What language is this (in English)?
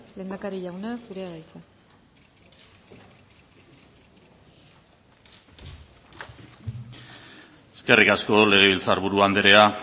Basque